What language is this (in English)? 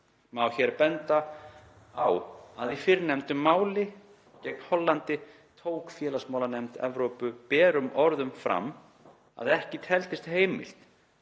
Icelandic